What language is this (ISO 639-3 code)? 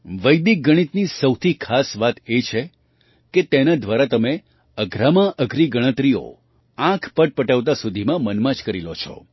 guj